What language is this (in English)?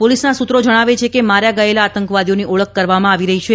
Gujarati